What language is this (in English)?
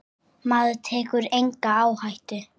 Icelandic